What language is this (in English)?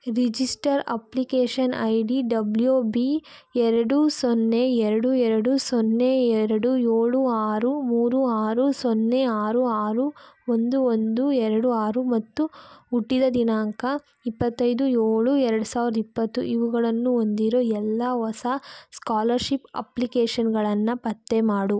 Kannada